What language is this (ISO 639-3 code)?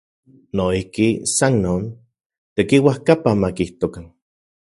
ncx